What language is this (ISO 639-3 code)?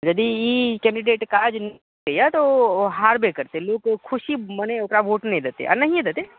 mai